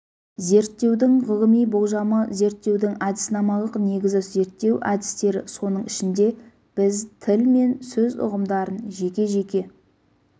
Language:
Kazakh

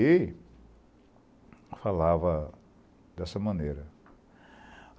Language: Portuguese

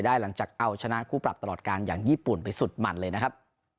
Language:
Thai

